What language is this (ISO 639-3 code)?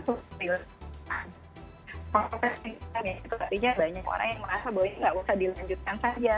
ind